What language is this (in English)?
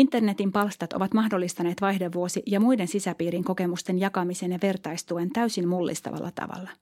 Finnish